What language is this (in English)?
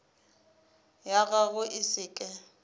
Northern Sotho